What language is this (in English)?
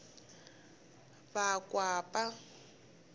Tsonga